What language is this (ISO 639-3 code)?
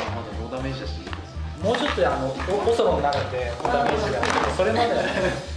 jpn